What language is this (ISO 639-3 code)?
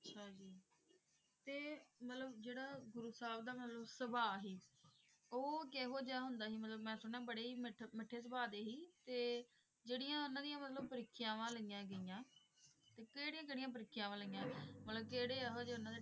pan